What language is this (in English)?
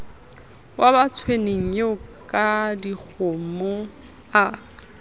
Southern Sotho